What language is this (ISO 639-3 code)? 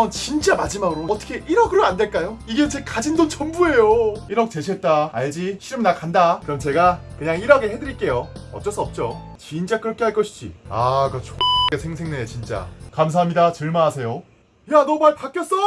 kor